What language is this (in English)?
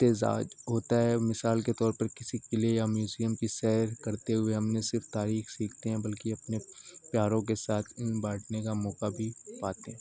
Urdu